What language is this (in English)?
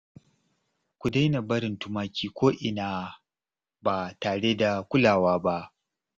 Hausa